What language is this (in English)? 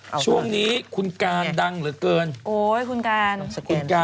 Thai